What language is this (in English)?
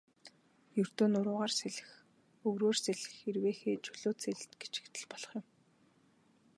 Mongolian